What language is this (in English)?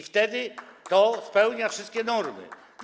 Polish